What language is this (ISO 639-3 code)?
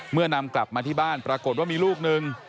tha